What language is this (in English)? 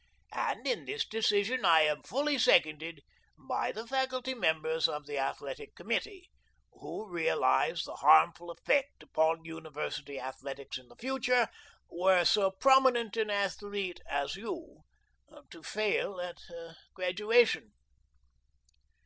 English